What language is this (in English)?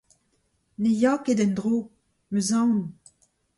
Breton